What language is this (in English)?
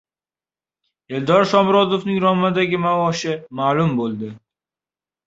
Uzbek